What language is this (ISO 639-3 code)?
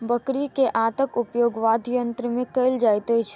mai